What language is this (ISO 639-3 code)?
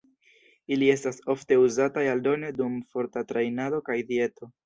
epo